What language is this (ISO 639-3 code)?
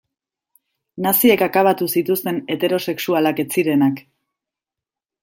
eus